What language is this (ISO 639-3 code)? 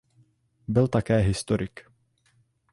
ces